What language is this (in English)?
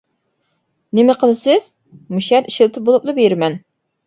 Uyghur